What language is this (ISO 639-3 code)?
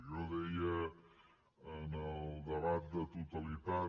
cat